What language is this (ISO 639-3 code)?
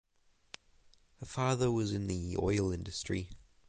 eng